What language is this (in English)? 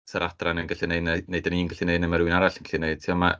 Welsh